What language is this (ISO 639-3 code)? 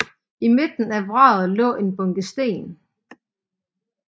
dan